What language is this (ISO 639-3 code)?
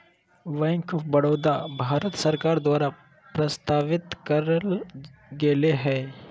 mag